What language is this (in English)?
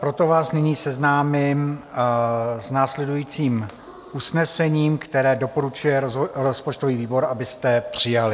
Czech